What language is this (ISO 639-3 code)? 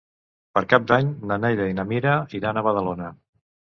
cat